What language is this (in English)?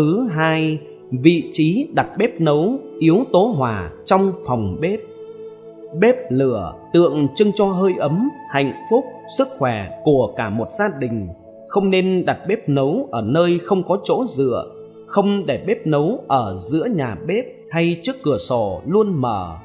Vietnamese